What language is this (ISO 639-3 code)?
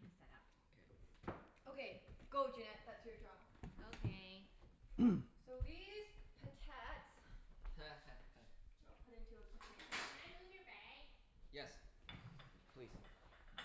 eng